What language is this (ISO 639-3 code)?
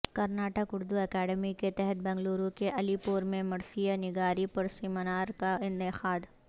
urd